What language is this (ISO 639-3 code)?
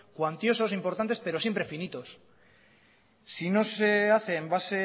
spa